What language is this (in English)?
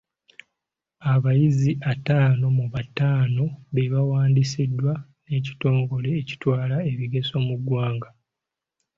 Ganda